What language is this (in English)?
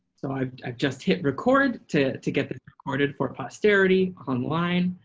English